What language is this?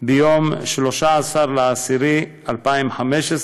Hebrew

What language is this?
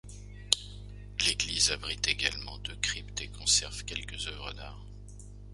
French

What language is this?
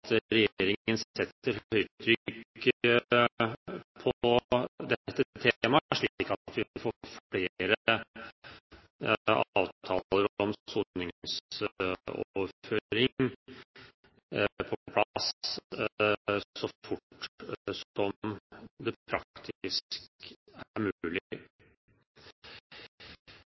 Norwegian Bokmål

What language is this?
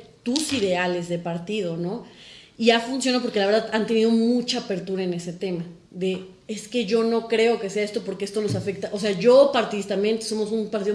Spanish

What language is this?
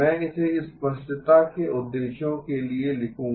Hindi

